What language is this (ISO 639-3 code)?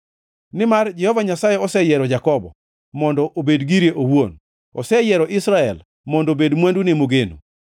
luo